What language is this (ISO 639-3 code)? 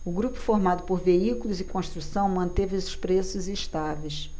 por